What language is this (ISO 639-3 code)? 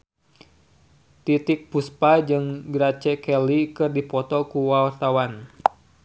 sun